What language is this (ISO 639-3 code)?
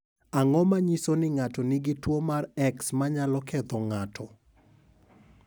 luo